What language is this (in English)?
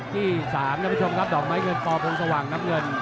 Thai